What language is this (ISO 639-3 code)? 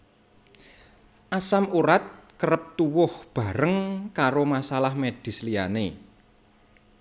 jav